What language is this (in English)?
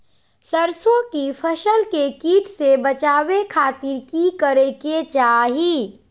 Magahi